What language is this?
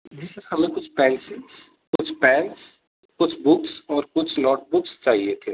Urdu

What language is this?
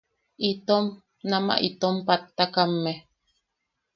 Yaqui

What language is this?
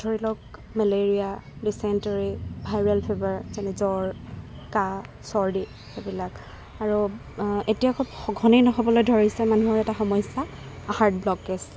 Assamese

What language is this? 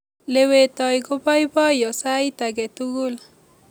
Kalenjin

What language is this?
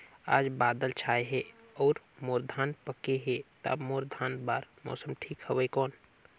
Chhattisgarhi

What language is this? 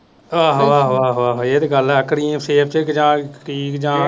Punjabi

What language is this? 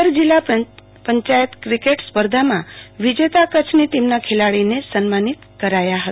Gujarati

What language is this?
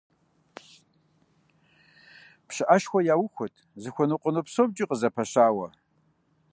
Kabardian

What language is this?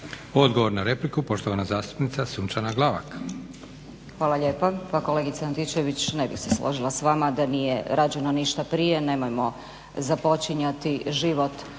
Croatian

